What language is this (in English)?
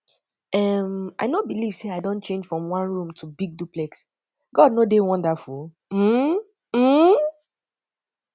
Nigerian Pidgin